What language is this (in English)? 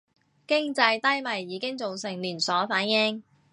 Cantonese